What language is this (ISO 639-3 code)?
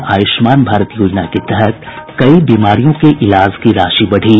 hin